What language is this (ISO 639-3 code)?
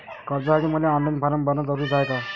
mar